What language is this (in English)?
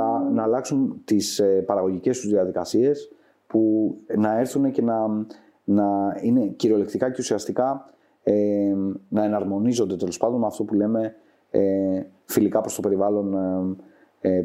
Greek